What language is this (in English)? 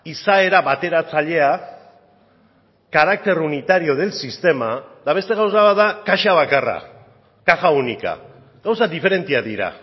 Basque